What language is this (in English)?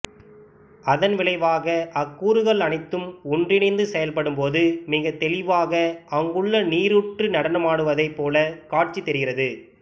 Tamil